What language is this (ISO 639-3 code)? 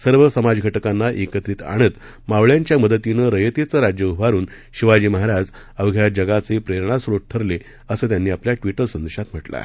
mar